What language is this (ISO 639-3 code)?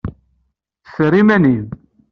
kab